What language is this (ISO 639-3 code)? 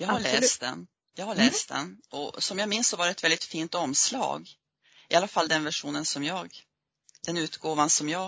swe